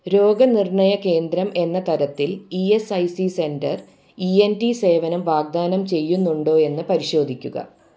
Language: Malayalam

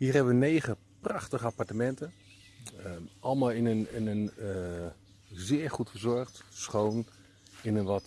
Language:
Dutch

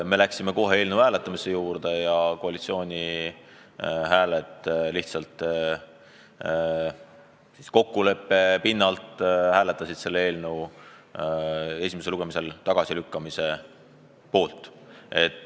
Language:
Estonian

